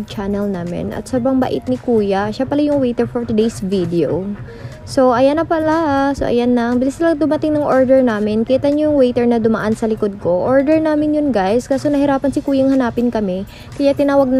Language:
Filipino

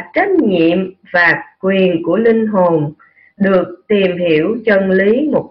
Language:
Vietnamese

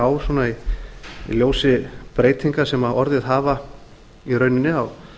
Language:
Icelandic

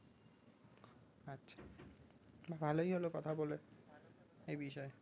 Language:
Bangla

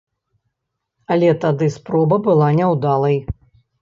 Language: Belarusian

